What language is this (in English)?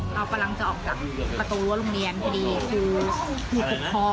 Thai